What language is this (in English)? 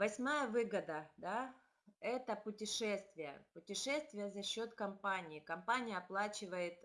Russian